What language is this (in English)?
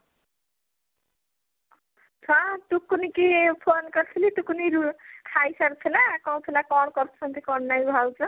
Odia